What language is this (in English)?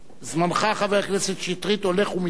Hebrew